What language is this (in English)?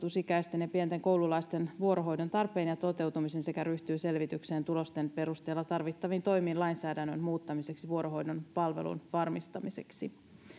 Finnish